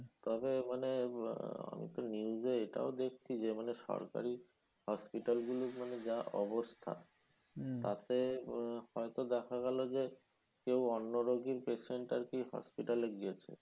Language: Bangla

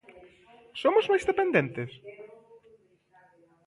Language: Galician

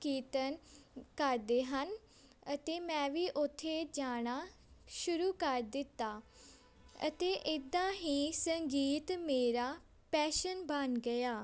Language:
Punjabi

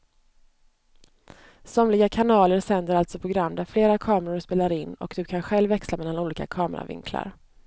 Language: Swedish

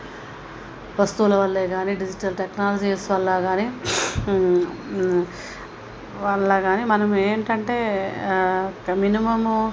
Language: Telugu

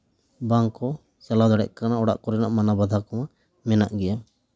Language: Santali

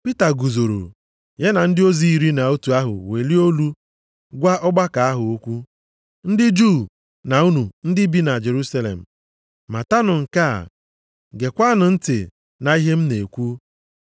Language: Igbo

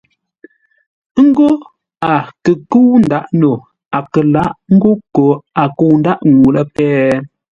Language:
Ngombale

